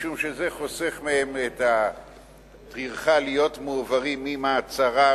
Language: Hebrew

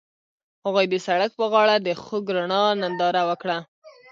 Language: Pashto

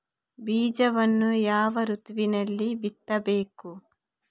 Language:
Kannada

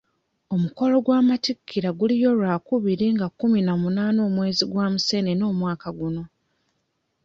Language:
Ganda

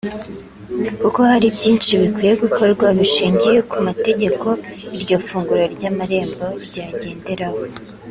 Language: Kinyarwanda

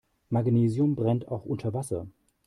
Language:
German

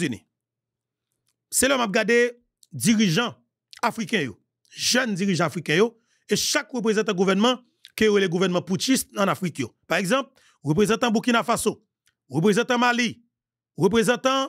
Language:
French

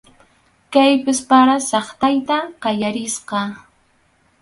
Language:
Arequipa-La Unión Quechua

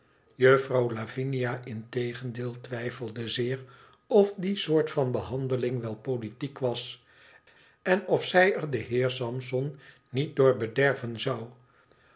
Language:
Dutch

